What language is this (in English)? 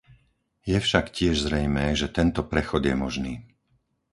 Slovak